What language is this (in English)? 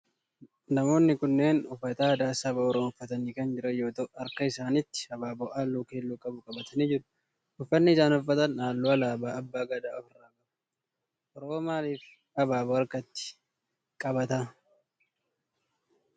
Oromo